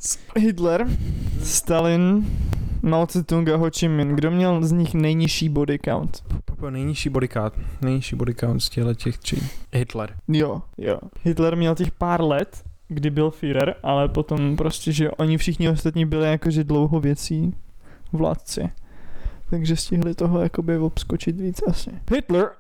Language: Czech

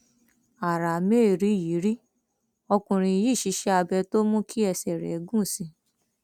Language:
Yoruba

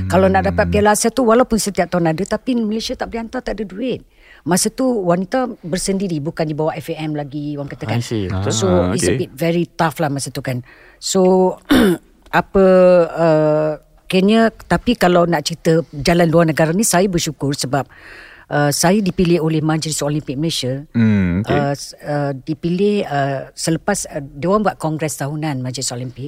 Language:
Malay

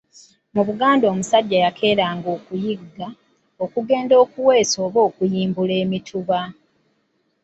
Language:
Ganda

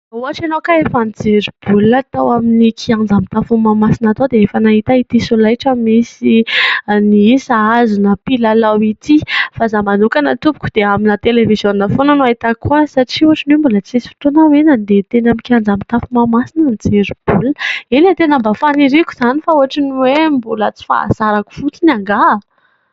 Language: Malagasy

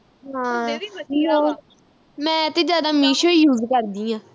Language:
Punjabi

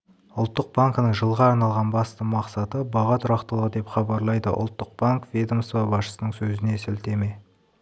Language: Kazakh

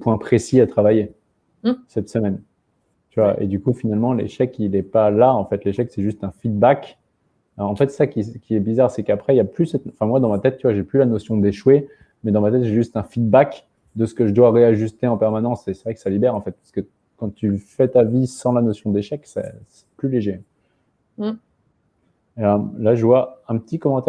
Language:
French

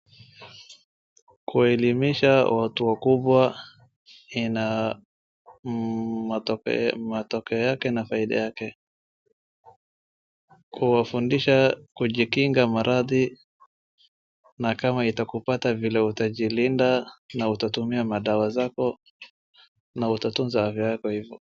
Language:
Swahili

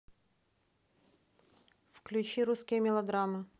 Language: Russian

